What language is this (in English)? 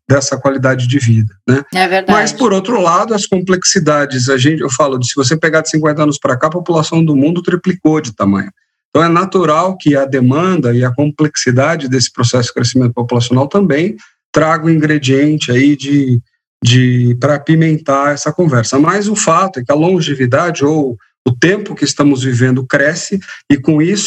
Portuguese